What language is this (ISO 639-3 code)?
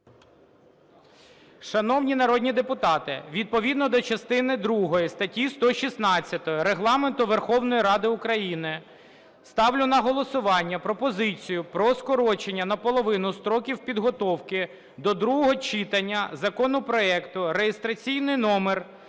ukr